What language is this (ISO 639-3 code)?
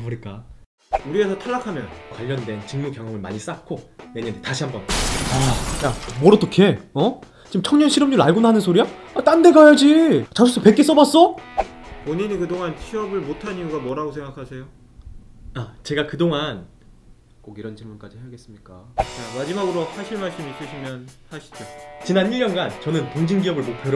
kor